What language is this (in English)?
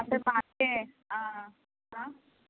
Telugu